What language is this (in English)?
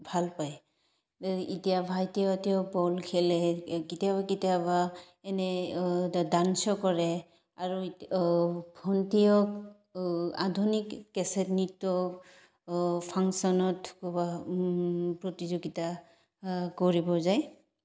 Assamese